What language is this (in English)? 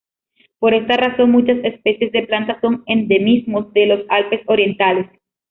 Spanish